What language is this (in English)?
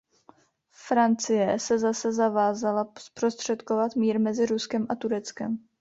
Czech